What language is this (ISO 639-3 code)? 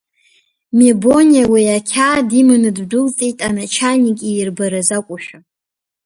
abk